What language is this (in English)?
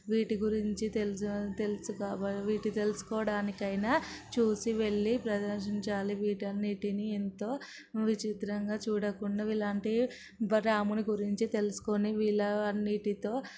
Telugu